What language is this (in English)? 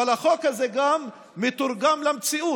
Hebrew